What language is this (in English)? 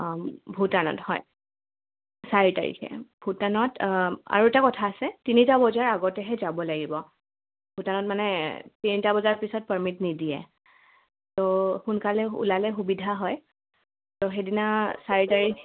Assamese